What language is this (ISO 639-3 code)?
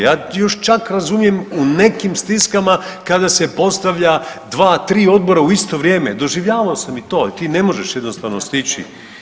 hrv